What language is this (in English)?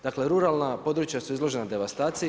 Croatian